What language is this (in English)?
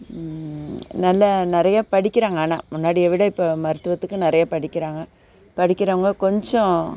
Tamil